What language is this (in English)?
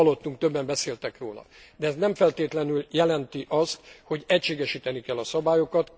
Hungarian